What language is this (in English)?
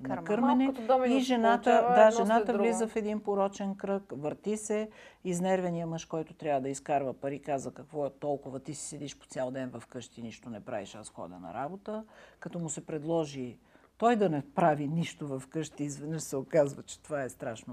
Bulgarian